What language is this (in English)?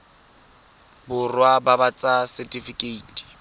Tswana